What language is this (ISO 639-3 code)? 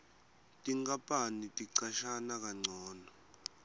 ssw